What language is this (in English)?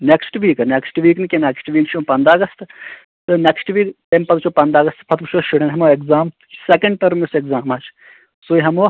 Kashmiri